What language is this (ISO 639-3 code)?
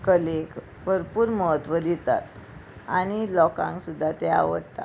kok